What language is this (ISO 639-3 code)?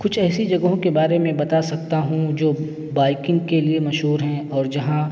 urd